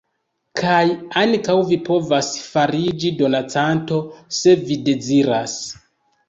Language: Esperanto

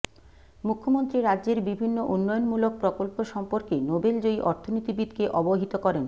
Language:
Bangla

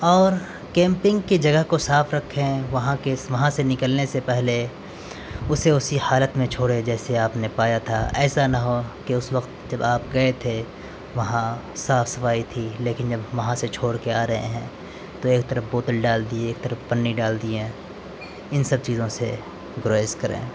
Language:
Urdu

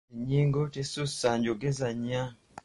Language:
Ganda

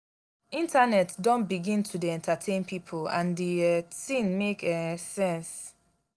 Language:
Nigerian Pidgin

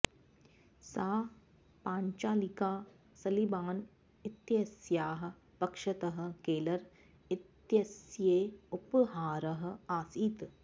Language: Sanskrit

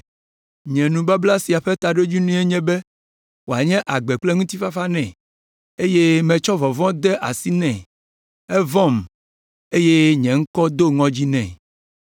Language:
Ewe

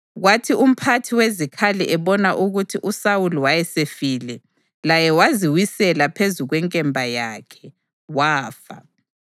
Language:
North Ndebele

